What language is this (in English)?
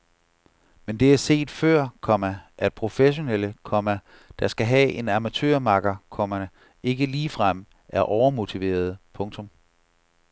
Danish